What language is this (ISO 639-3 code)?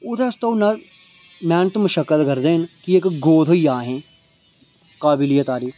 doi